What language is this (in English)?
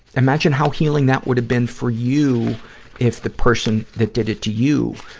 English